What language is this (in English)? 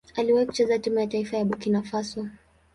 Swahili